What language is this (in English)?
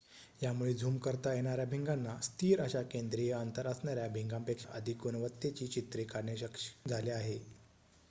Marathi